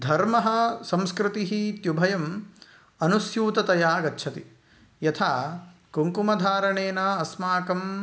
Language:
Sanskrit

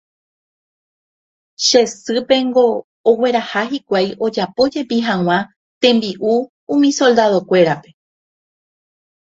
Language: Guarani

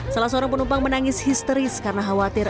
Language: Indonesian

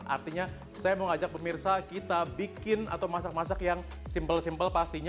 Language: Indonesian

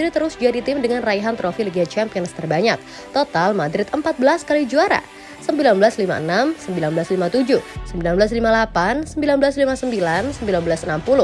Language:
Indonesian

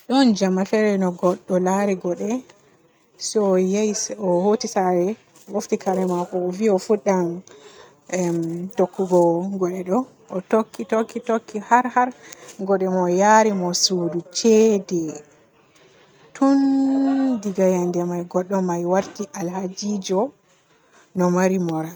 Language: Borgu Fulfulde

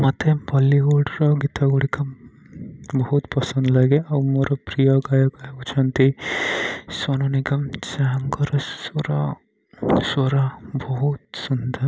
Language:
Odia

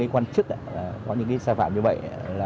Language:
Vietnamese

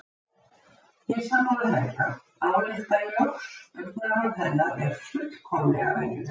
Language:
Icelandic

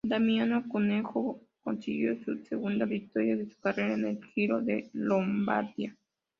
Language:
Spanish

